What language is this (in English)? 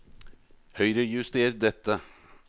Norwegian